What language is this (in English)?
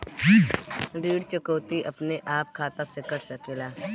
Bhojpuri